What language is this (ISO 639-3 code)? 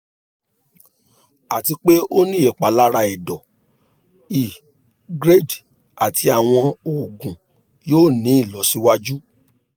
yor